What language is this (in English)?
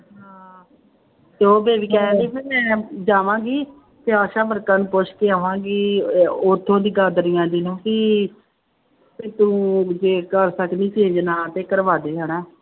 Punjabi